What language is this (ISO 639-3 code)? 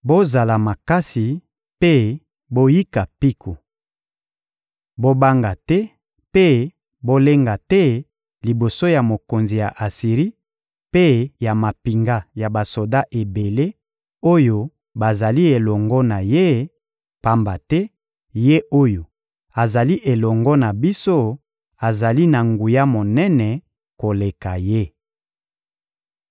lin